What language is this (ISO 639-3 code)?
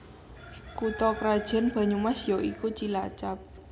jav